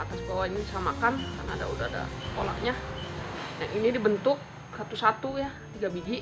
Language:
Indonesian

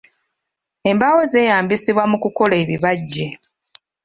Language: Ganda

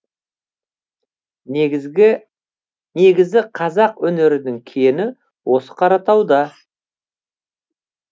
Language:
Kazakh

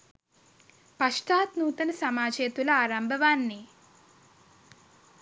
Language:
Sinhala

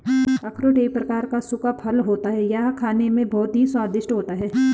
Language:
Hindi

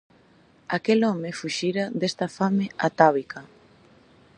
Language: Galician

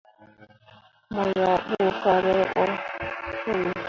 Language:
Mundang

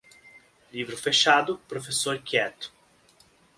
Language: Portuguese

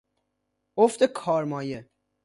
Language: Persian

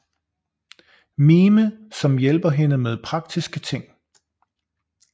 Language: Danish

